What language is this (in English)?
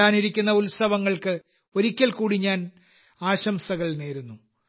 Malayalam